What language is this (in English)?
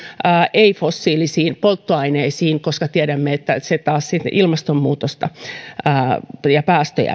Finnish